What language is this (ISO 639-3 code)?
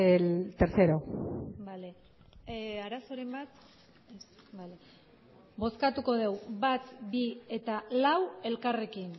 eus